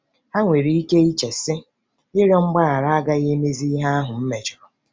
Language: Igbo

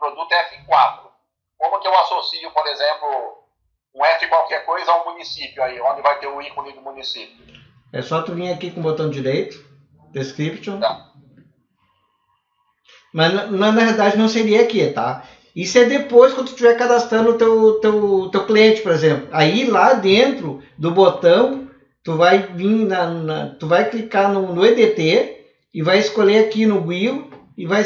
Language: Portuguese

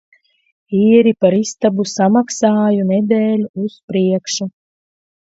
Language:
Latvian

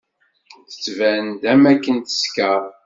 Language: Kabyle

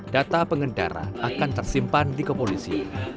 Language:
Indonesian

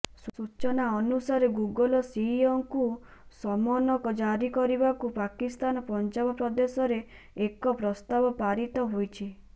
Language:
Odia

